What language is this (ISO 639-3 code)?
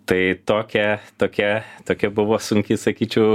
lit